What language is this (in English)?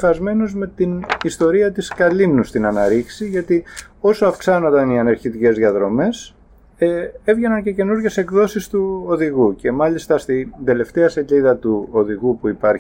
Greek